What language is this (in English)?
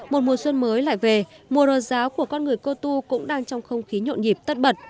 Vietnamese